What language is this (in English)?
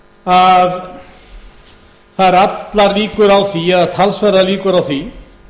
Icelandic